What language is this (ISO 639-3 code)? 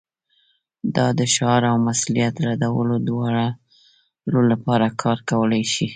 pus